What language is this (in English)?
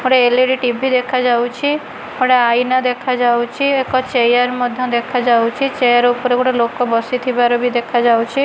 Odia